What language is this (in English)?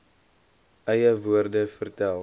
Afrikaans